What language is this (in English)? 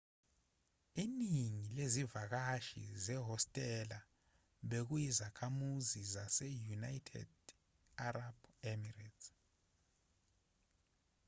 Zulu